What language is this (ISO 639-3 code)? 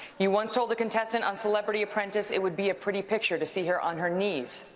eng